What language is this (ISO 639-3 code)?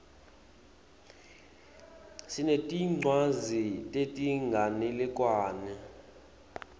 ssw